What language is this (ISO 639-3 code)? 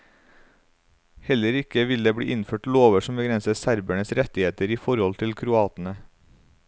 nor